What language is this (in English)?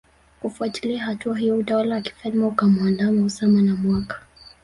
Swahili